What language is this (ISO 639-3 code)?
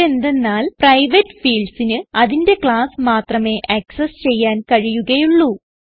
mal